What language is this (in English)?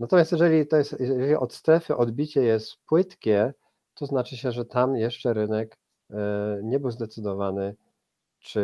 Polish